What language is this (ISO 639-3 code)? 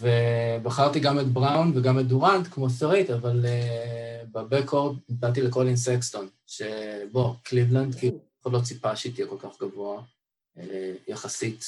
heb